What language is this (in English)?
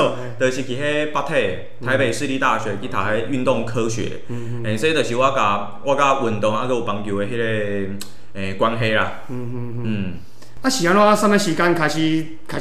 Chinese